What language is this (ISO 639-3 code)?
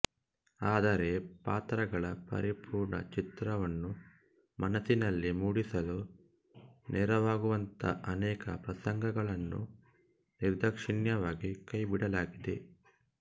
kan